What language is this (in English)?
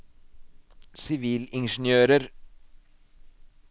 Norwegian